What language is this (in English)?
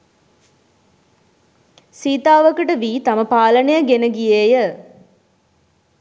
Sinhala